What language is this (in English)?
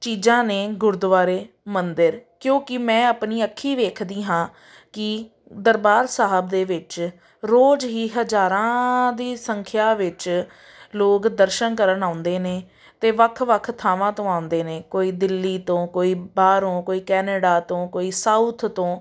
Punjabi